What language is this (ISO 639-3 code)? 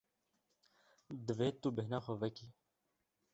kur